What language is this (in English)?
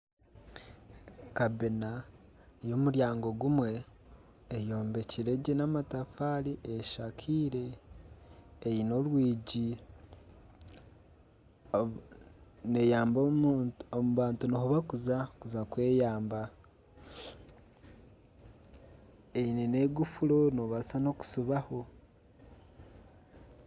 Nyankole